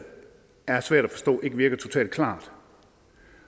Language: Danish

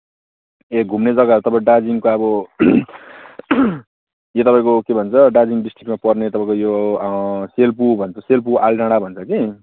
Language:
Nepali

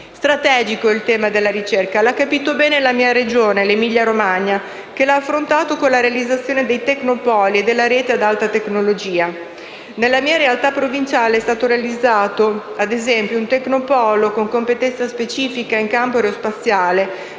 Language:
Italian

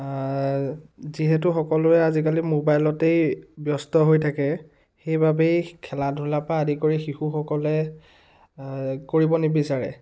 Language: Assamese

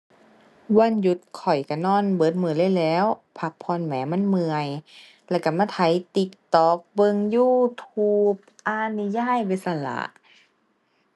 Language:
Thai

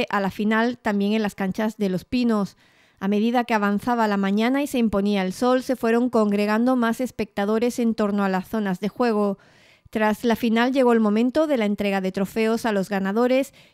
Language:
Spanish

